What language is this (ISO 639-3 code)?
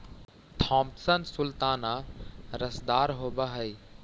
mag